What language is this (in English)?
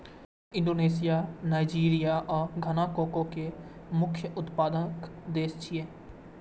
Maithili